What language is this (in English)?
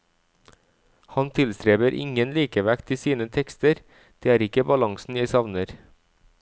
Norwegian